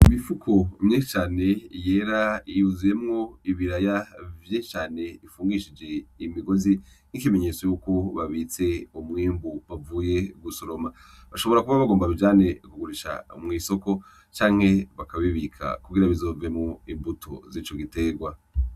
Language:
Rundi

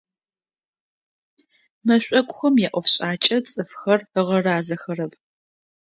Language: Adyghe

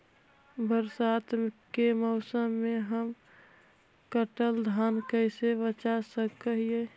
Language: Magahi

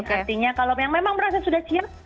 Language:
Indonesian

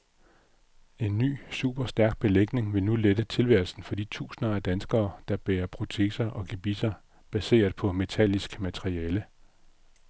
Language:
Danish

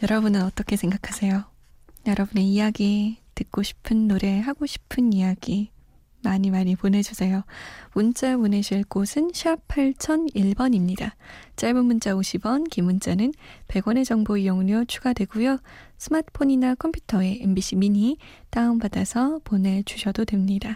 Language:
Korean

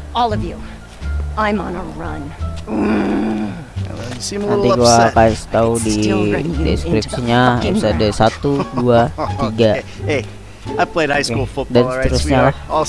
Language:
Indonesian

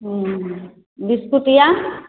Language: Maithili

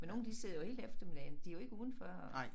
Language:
Danish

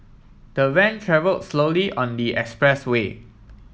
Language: English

